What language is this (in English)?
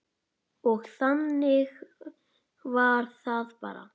Icelandic